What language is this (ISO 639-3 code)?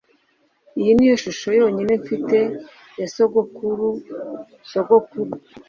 kin